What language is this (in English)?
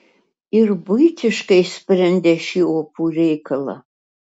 Lithuanian